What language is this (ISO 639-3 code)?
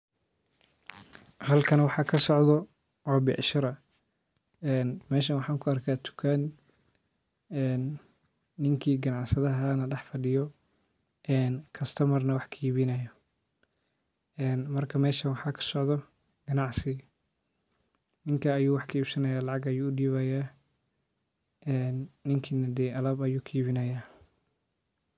som